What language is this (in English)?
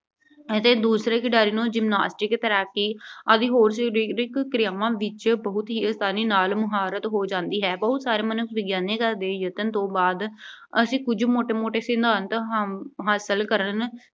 Punjabi